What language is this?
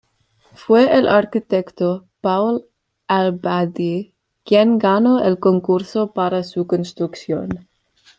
Spanish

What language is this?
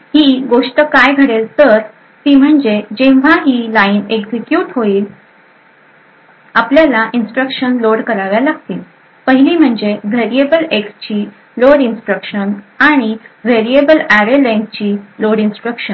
Marathi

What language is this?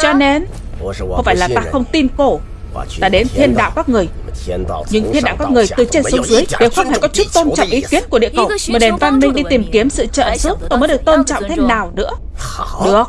Vietnamese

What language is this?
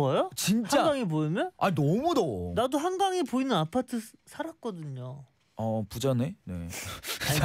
Korean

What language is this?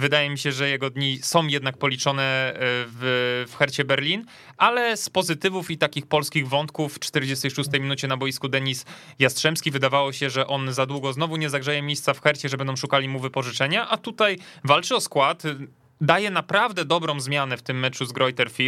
Polish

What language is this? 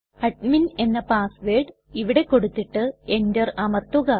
Malayalam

